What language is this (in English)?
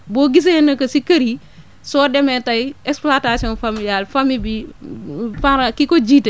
Wolof